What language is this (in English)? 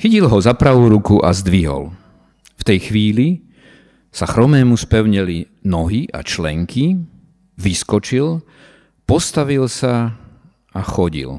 Slovak